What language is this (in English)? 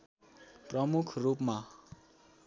Nepali